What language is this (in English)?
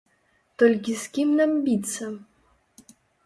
Belarusian